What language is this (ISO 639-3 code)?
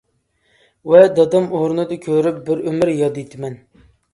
uig